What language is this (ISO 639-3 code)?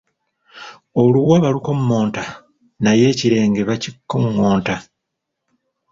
lug